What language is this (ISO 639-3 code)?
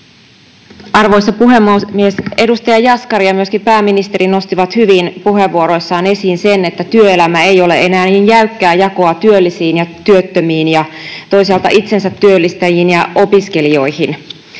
fin